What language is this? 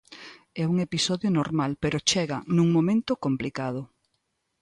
Galician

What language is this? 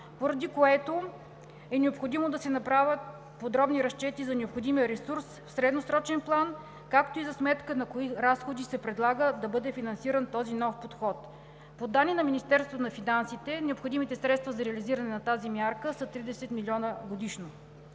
Bulgarian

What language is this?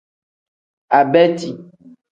Tem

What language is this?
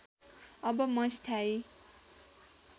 Nepali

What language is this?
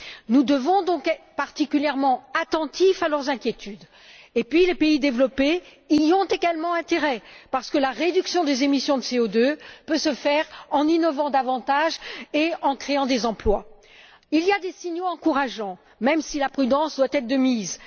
French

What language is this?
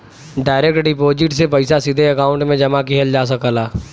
Bhojpuri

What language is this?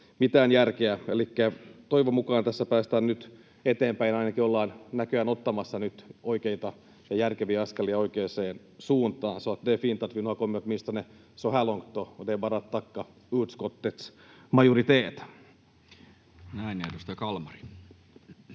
Finnish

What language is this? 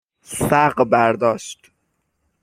Persian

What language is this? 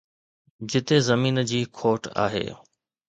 Sindhi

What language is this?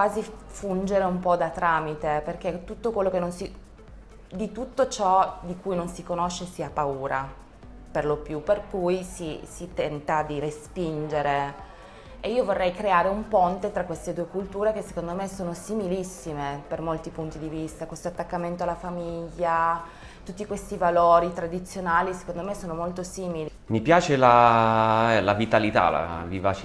Italian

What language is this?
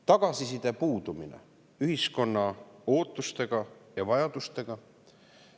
Estonian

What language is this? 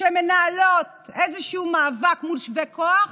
Hebrew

